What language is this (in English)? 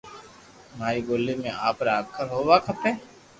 Loarki